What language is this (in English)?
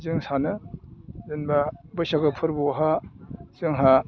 Bodo